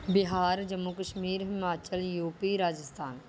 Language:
Punjabi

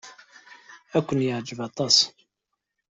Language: Kabyle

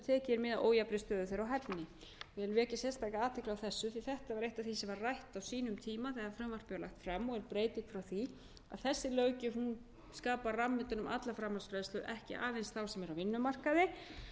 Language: Icelandic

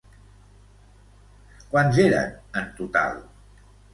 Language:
Catalan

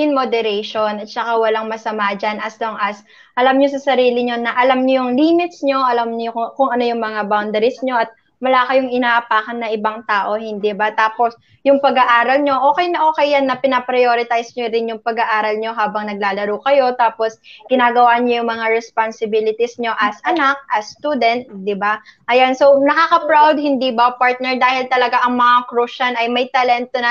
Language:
Filipino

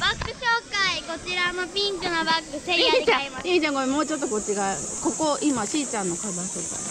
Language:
Japanese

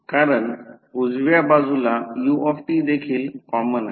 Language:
Marathi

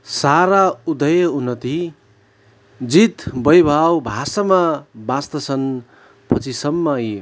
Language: Nepali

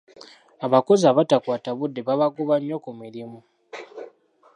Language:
Ganda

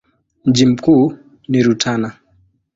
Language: Swahili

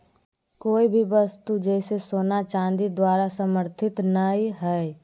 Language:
Magahi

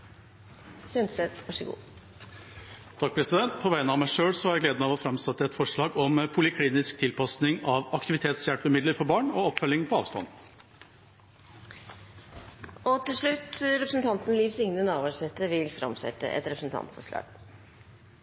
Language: Norwegian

